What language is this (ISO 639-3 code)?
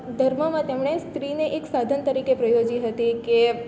guj